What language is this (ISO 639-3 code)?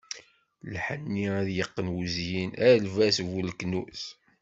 kab